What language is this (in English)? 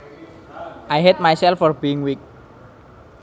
Javanese